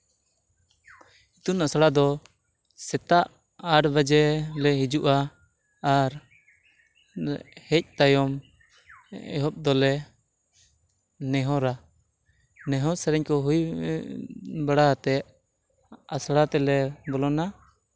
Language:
Santali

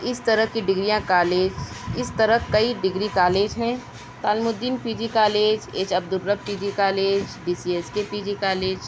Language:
Urdu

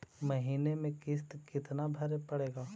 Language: Magahi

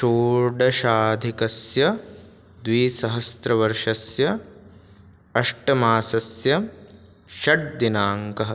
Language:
Sanskrit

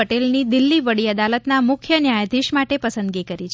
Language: Gujarati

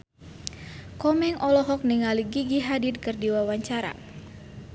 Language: Sundanese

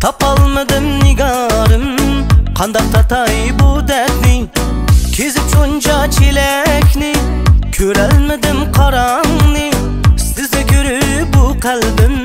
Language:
Arabic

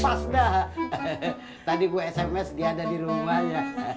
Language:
Indonesian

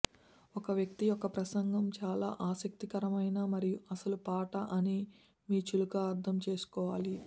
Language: Telugu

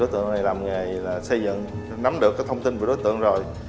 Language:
Vietnamese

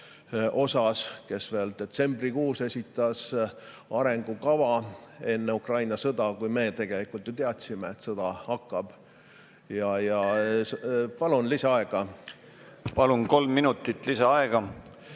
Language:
Estonian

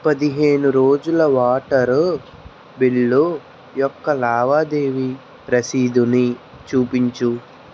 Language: Telugu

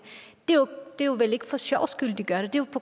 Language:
Danish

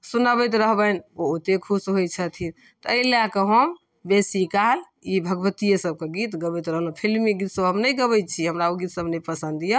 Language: Maithili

